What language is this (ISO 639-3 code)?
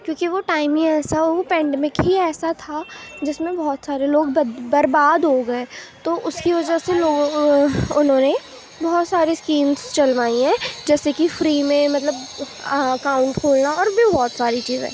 urd